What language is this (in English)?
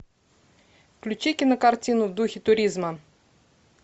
Russian